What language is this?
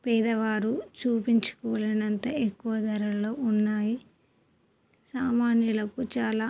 Telugu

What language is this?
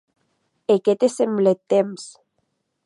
Occitan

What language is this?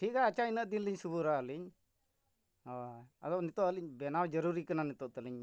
Santali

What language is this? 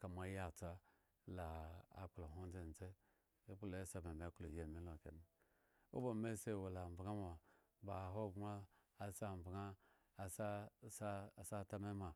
Eggon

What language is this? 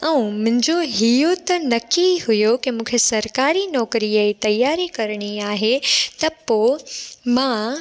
Sindhi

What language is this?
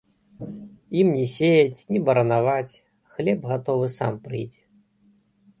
Belarusian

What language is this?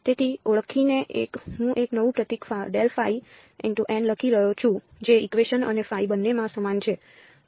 Gujarati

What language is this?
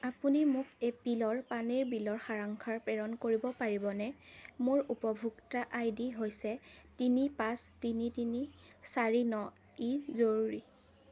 Assamese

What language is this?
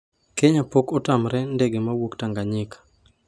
Luo (Kenya and Tanzania)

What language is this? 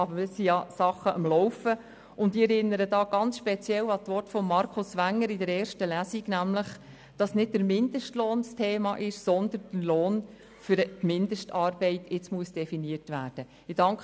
Swiss German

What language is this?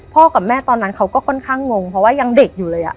Thai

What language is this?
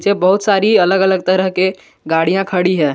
Hindi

